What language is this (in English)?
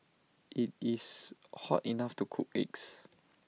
English